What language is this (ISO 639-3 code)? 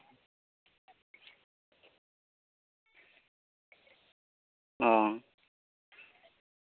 sat